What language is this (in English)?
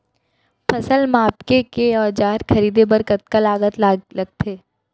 Chhattisgarhi